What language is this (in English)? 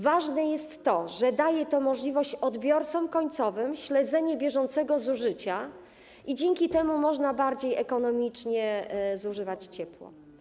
Polish